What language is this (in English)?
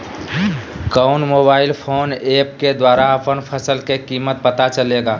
Magahi